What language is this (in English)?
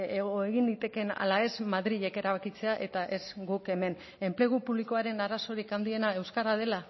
Basque